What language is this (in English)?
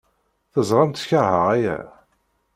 Kabyle